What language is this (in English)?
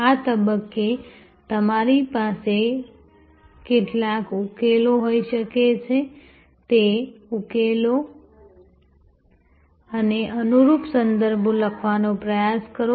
Gujarati